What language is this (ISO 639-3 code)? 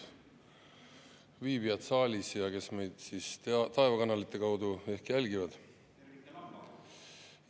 est